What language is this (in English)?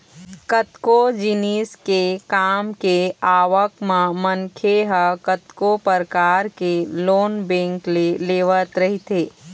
Chhattisgarhi